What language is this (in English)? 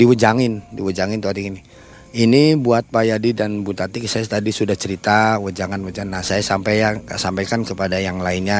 Indonesian